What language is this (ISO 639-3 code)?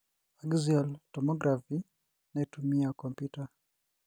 mas